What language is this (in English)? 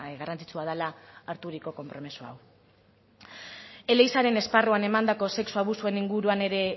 Basque